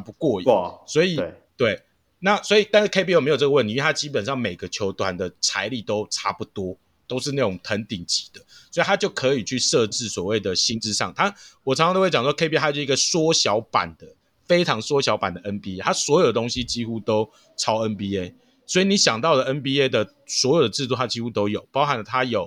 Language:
Chinese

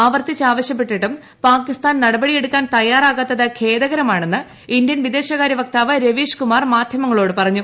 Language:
Malayalam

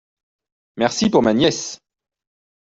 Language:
French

